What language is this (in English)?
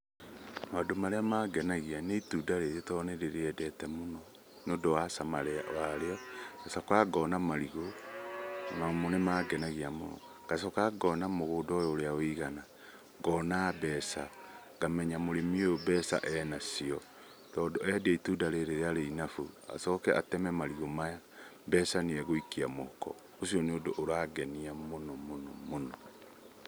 Kikuyu